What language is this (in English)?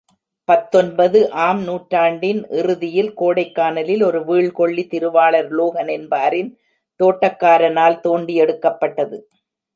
Tamil